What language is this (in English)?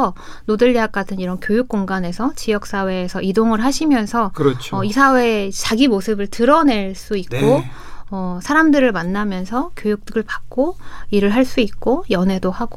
Korean